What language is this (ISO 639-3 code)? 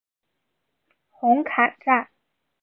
zho